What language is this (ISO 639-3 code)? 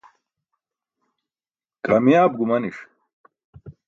bsk